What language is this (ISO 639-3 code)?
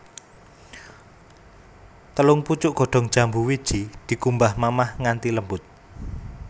jav